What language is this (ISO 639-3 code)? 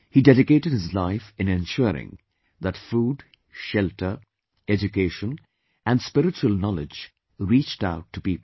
eng